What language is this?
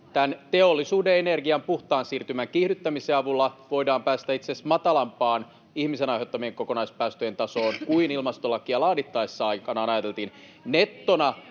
Finnish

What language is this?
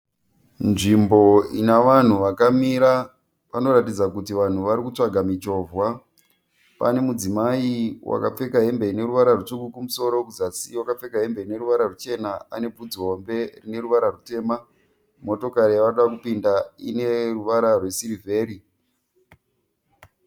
Shona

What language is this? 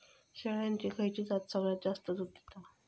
Marathi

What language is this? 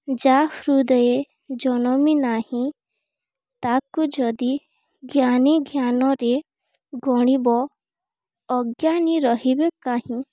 Odia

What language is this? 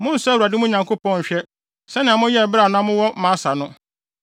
Akan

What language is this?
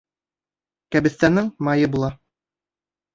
Bashkir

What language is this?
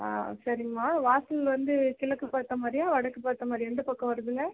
Tamil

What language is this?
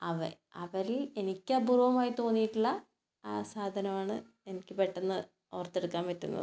Malayalam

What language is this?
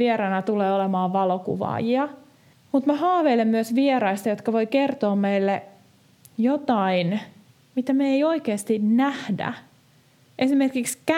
Finnish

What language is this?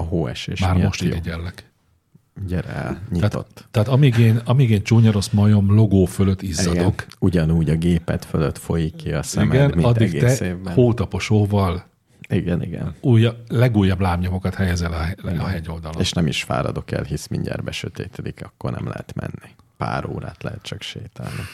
Hungarian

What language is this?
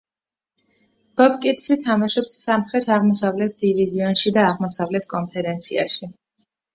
Georgian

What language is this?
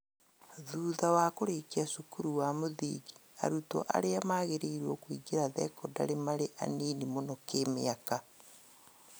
Kikuyu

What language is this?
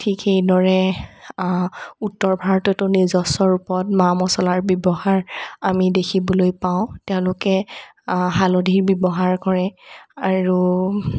Assamese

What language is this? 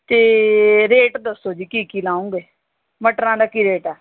Punjabi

